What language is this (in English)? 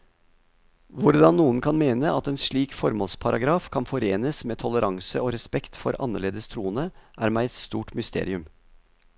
Norwegian